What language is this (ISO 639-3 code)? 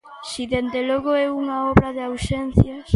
glg